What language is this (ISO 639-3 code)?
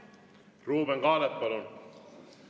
est